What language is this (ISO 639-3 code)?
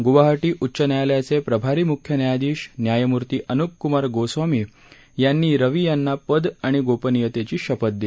mar